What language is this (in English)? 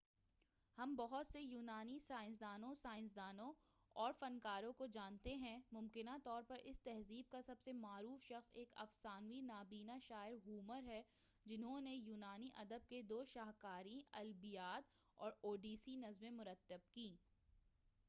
Urdu